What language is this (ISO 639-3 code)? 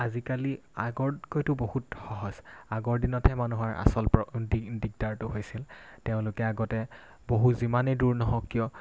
asm